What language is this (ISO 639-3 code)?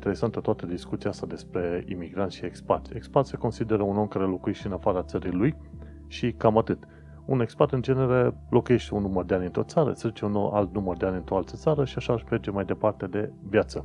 ron